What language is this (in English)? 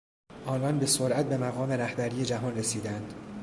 Persian